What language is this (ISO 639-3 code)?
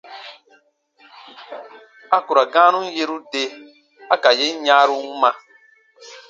bba